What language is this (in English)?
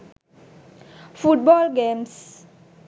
Sinhala